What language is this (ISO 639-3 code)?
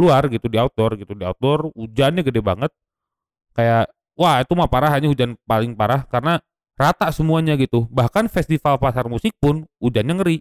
ind